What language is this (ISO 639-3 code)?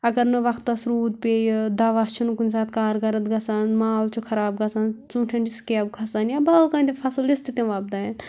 kas